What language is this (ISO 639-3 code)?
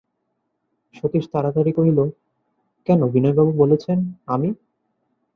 ben